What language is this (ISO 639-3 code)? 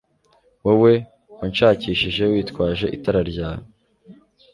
kin